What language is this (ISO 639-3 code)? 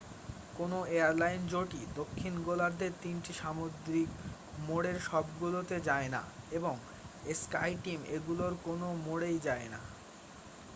ben